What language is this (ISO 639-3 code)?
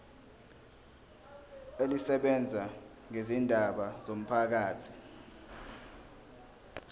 zul